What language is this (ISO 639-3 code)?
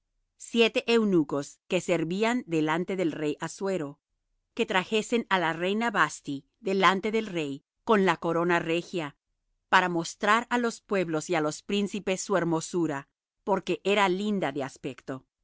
spa